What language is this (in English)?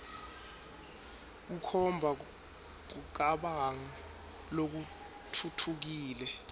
Swati